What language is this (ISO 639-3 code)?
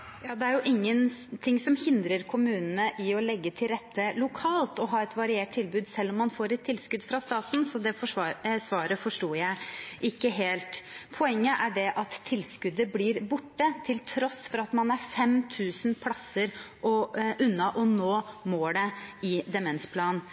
nob